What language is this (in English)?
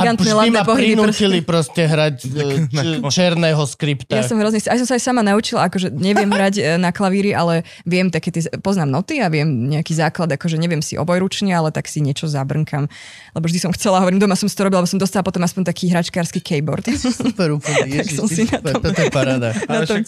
Slovak